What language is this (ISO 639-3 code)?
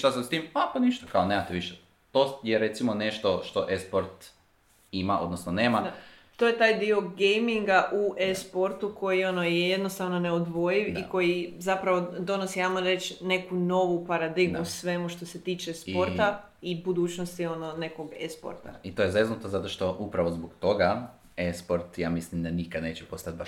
hrv